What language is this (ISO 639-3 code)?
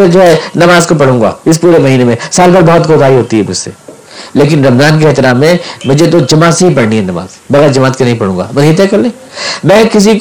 urd